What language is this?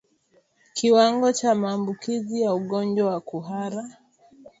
Swahili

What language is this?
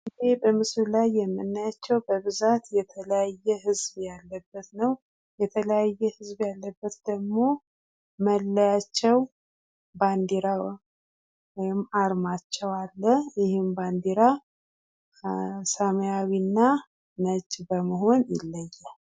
Amharic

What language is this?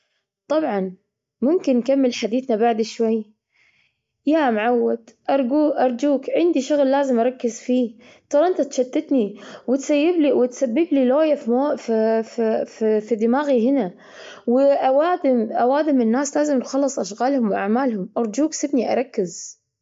Gulf Arabic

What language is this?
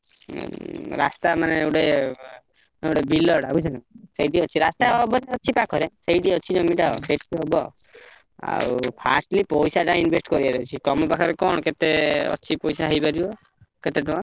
Odia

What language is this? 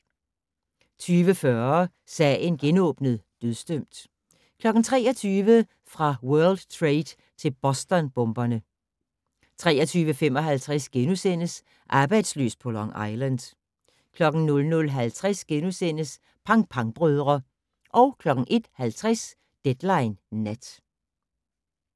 Danish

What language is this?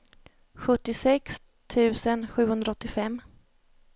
Swedish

